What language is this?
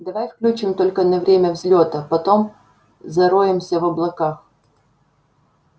Russian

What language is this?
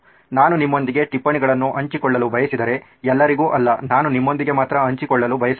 Kannada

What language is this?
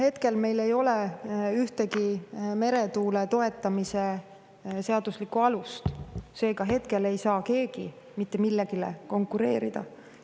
Estonian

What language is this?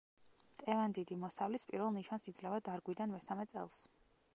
Georgian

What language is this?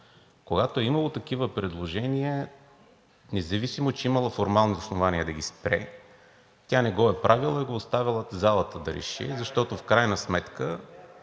Bulgarian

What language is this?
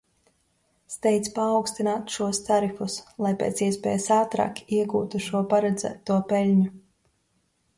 Latvian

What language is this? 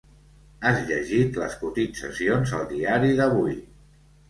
Catalan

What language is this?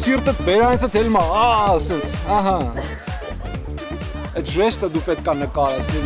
Romanian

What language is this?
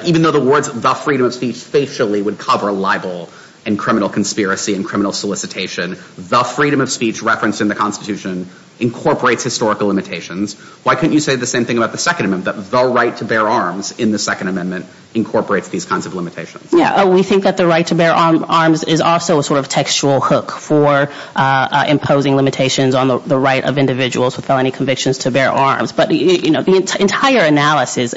English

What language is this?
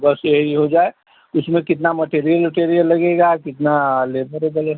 Hindi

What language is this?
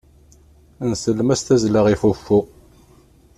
Kabyle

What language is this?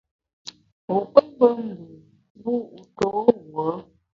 Bamun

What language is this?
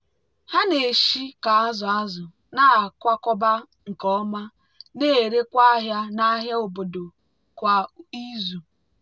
Igbo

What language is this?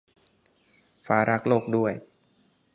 Thai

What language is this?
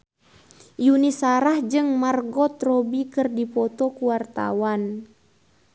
Sundanese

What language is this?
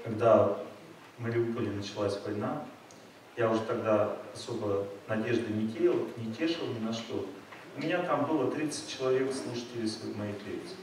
Russian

